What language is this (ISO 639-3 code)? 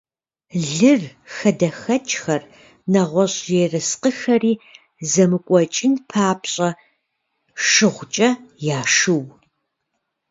kbd